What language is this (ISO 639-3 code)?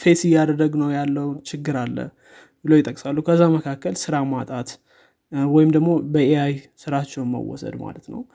amh